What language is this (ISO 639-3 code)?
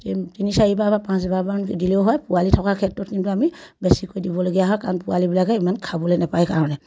asm